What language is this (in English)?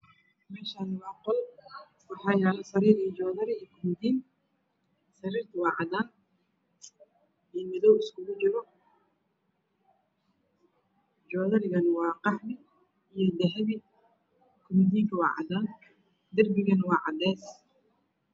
Somali